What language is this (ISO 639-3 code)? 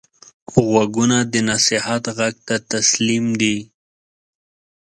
pus